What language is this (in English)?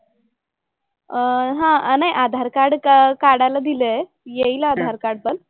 Marathi